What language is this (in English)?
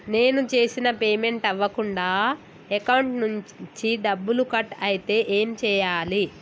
Telugu